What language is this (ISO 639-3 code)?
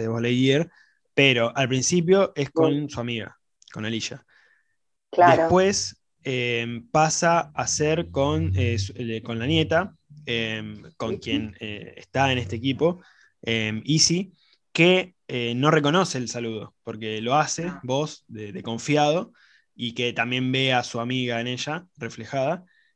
spa